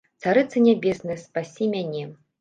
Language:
Belarusian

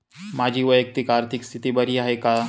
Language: Marathi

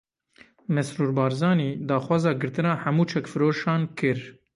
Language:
Kurdish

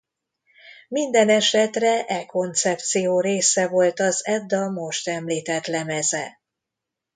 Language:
Hungarian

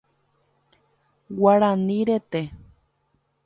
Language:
Guarani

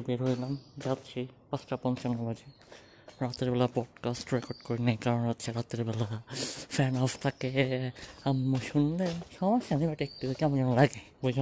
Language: Bangla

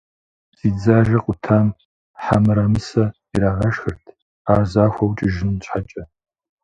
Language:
Kabardian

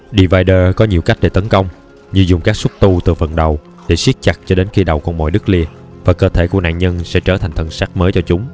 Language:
Vietnamese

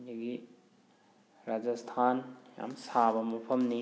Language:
Manipuri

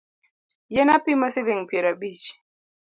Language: Luo (Kenya and Tanzania)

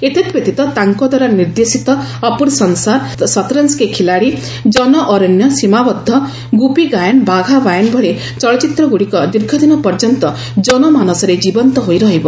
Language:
Odia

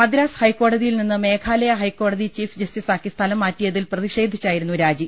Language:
Malayalam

